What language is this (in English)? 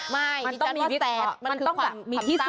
Thai